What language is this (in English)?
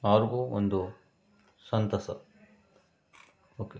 Kannada